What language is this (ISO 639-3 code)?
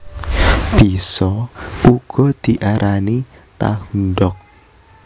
jav